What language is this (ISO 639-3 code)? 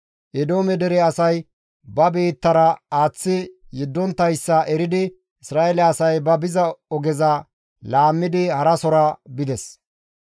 gmv